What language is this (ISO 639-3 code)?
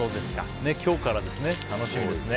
jpn